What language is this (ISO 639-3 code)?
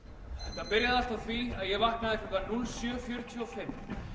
isl